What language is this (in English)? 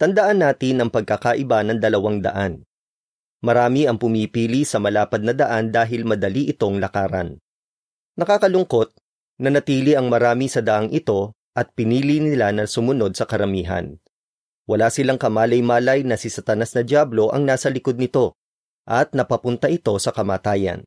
Filipino